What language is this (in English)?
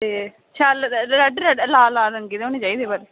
Dogri